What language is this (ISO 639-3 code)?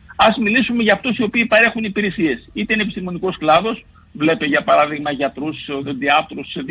ell